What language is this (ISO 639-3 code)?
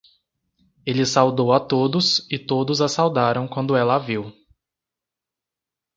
por